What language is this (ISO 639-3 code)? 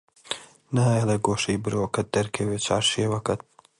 ckb